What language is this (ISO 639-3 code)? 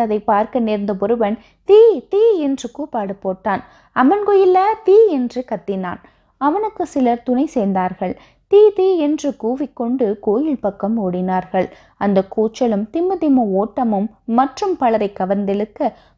tam